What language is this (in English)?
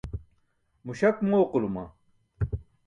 Burushaski